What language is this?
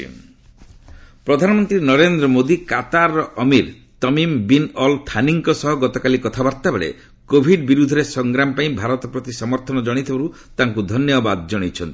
Odia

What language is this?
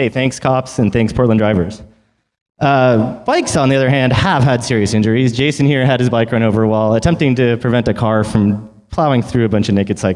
English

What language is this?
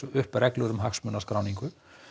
Icelandic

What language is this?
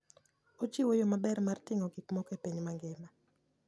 Luo (Kenya and Tanzania)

